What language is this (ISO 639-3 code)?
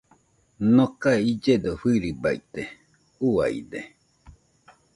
hux